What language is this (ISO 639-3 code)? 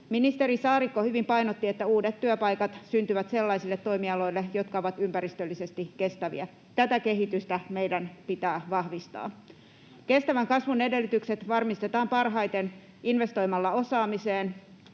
fin